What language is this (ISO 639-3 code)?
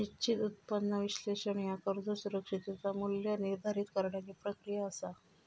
mar